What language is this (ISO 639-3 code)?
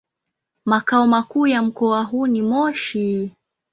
swa